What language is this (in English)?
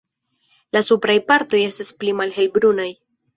Esperanto